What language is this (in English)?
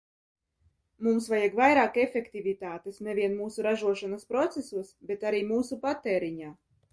Latvian